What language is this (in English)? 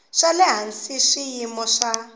Tsonga